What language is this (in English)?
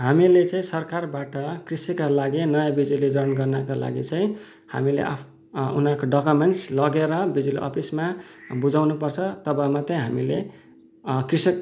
Nepali